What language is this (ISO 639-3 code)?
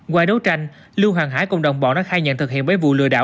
vie